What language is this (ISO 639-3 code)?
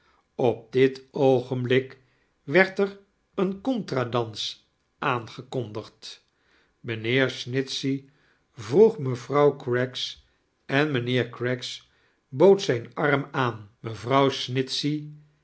nld